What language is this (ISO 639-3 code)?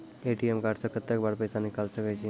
mai